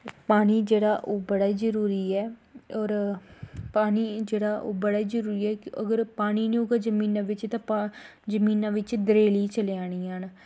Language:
Dogri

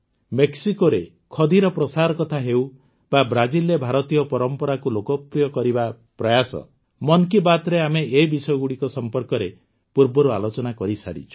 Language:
Odia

